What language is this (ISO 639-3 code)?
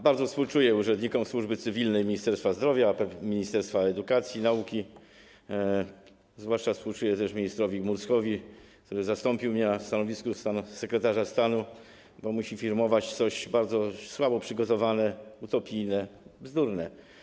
pol